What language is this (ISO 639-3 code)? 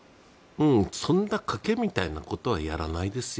jpn